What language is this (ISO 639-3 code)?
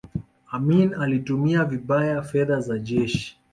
swa